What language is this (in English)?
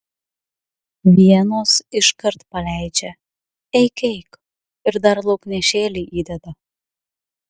Lithuanian